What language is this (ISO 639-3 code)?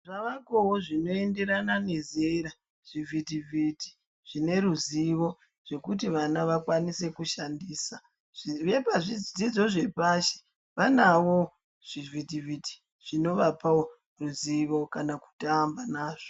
ndc